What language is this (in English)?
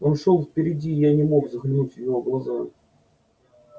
Russian